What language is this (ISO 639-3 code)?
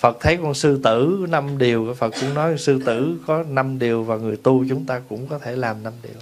vie